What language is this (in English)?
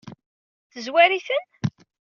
Kabyle